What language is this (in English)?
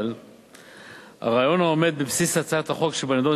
Hebrew